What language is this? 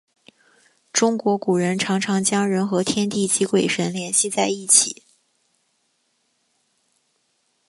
Chinese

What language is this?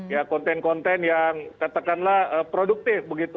Indonesian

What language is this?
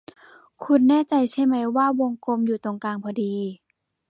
Thai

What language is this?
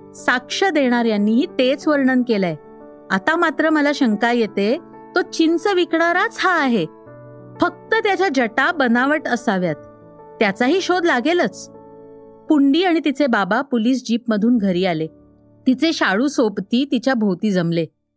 Marathi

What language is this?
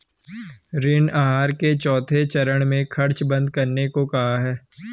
Hindi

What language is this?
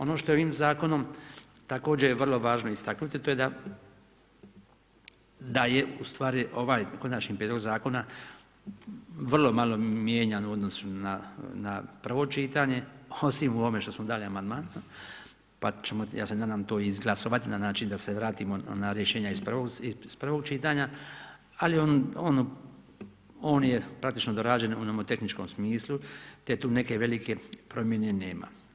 Croatian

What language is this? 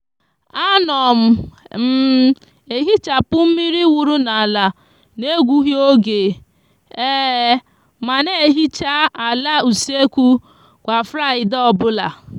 Igbo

